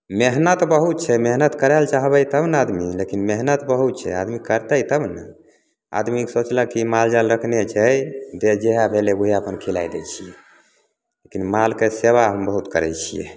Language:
Maithili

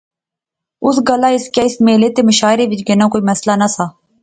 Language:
Pahari-Potwari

